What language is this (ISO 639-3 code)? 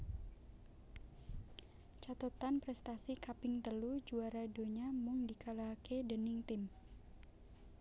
jav